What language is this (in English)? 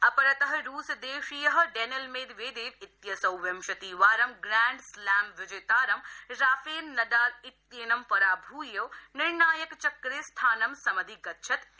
Sanskrit